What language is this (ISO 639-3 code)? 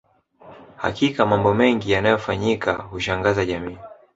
swa